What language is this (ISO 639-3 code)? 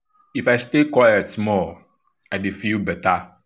pcm